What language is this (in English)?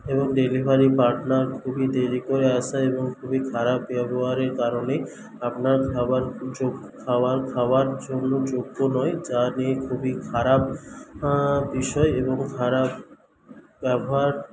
Bangla